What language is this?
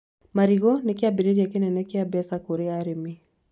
Kikuyu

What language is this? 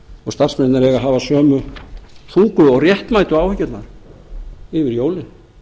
Icelandic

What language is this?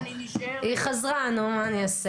Hebrew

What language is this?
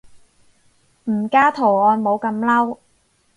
Cantonese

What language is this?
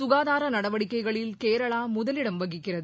Tamil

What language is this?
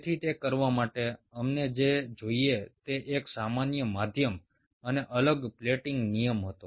Gujarati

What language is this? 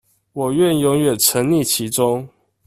Chinese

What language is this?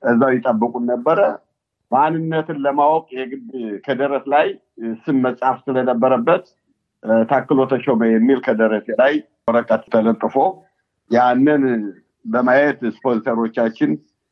Amharic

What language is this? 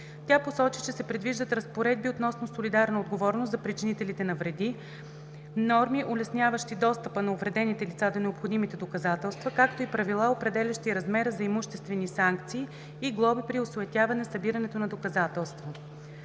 Bulgarian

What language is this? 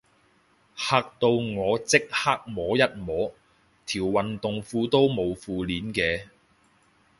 Cantonese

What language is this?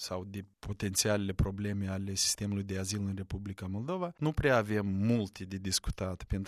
Romanian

